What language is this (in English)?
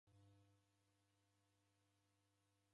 Taita